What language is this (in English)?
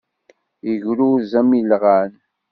Kabyle